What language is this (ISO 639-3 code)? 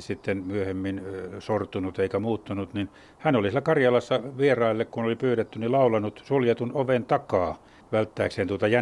fin